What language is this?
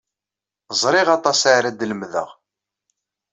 Kabyle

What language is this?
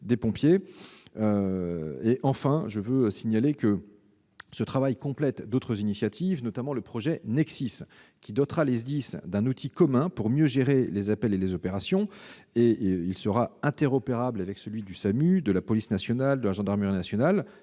French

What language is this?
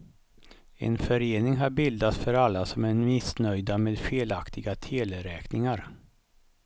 Swedish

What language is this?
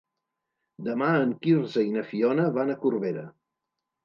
Catalan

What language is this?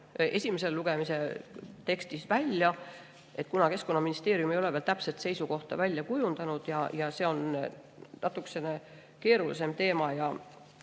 Estonian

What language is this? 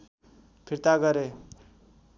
Nepali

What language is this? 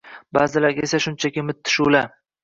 Uzbek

